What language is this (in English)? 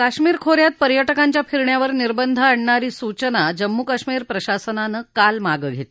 Marathi